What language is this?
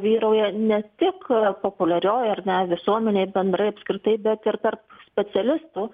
Lithuanian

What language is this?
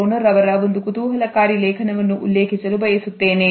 Kannada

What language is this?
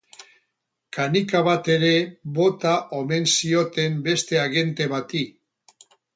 Basque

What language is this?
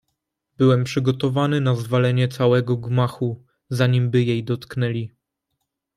Polish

